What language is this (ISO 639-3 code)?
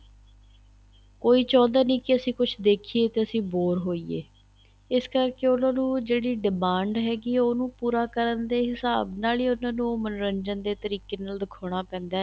pan